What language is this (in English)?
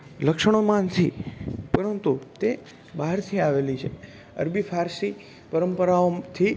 Gujarati